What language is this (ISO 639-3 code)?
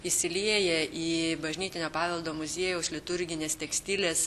lit